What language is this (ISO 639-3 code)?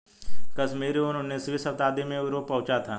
hin